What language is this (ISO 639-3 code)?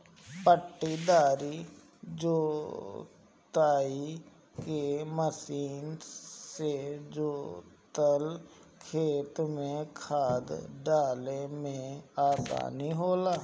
bho